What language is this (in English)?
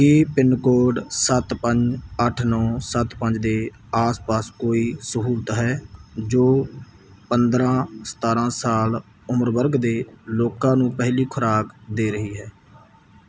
Punjabi